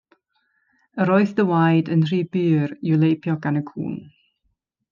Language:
Welsh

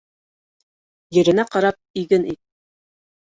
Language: Bashkir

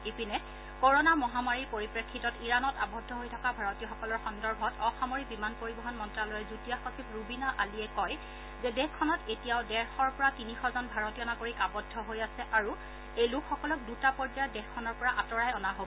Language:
Assamese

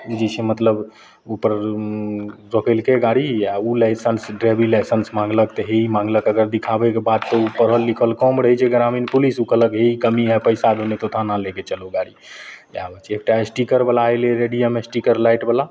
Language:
Maithili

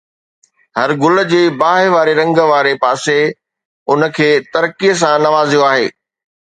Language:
Sindhi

